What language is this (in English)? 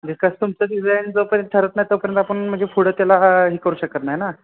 Marathi